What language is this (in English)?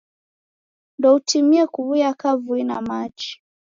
Taita